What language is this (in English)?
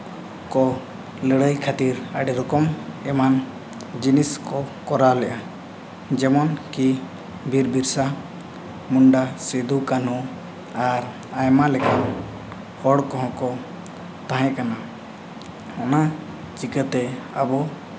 Santali